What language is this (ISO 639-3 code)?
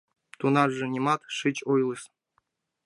chm